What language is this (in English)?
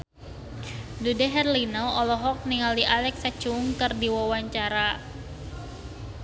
Sundanese